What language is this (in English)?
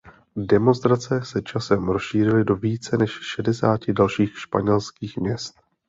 Czech